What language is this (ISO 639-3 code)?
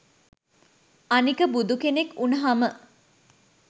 sin